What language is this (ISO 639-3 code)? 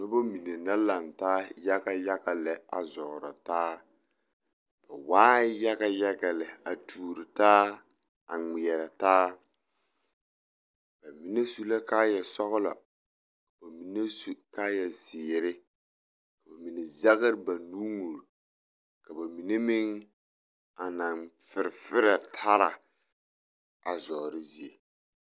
dga